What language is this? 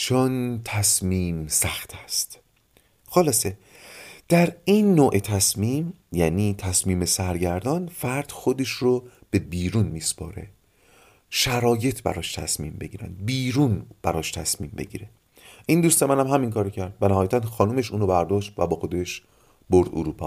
Persian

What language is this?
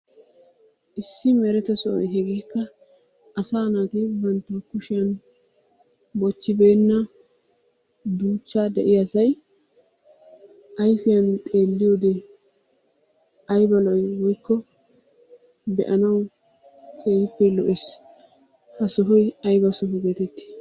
Wolaytta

